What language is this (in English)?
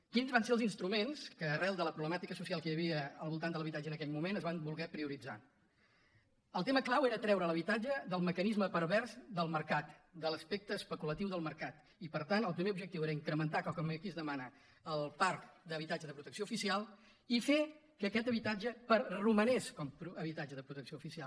Catalan